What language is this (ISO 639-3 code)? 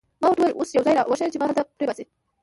pus